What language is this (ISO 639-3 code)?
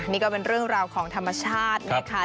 tha